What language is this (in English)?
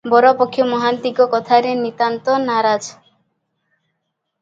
Odia